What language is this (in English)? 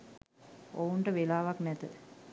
Sinhala